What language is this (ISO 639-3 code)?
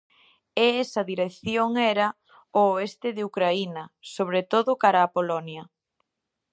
glg